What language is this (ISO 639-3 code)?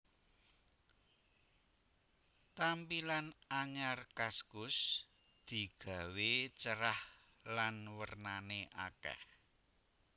jav